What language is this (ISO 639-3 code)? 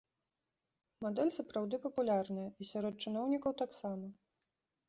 bel